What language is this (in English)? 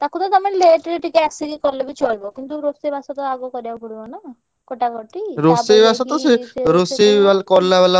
Odia